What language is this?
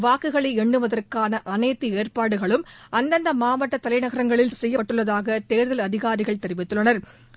Tamil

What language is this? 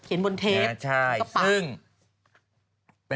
Thai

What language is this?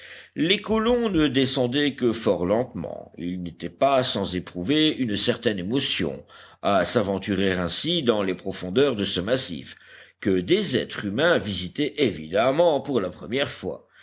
French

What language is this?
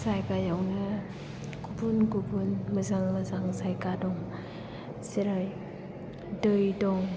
Bodo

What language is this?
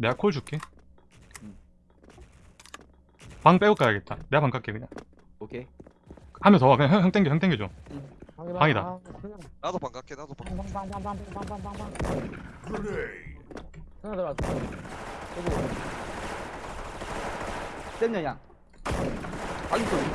Korean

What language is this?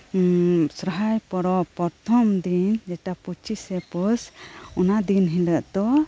Santali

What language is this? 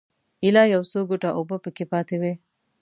Pashto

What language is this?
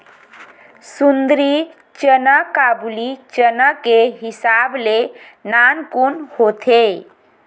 Chhattisgarhi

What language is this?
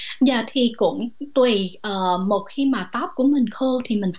Vietnamese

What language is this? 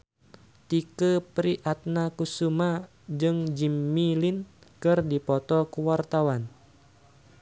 Sundanese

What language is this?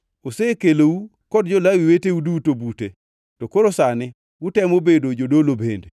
Luo (Kenya and Tanzania)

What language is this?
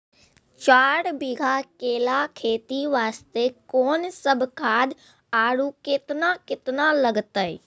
Maithili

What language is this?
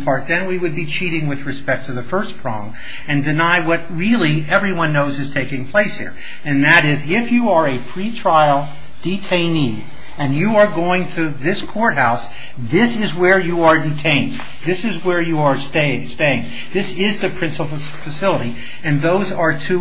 English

